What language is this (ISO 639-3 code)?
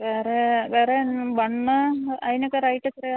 mal